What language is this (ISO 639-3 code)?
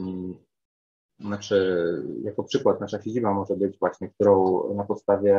pol